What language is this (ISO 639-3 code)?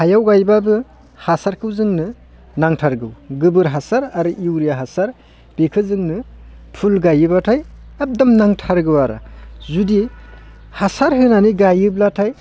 brx